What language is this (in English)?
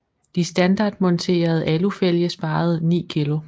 Danish